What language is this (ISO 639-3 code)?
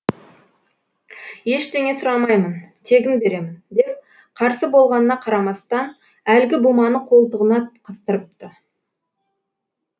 kaz